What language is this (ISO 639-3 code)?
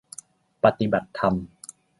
tha